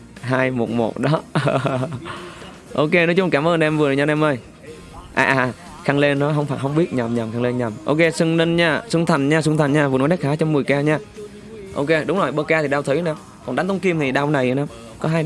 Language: Vietnamese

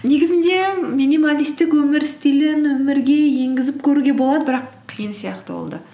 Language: Kazakh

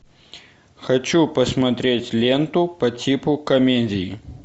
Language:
Russian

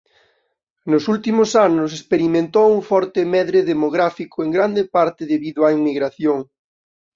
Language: Galician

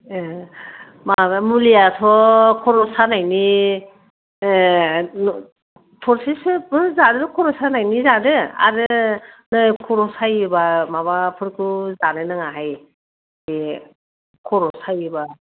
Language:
Bodo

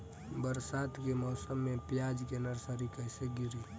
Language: Bhojpuri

